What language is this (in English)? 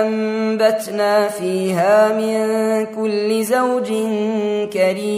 Arabic